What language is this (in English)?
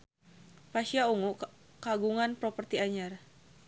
Sundanese